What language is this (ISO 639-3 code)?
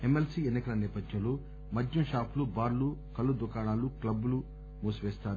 tel